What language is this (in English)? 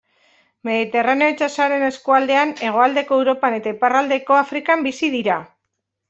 Basque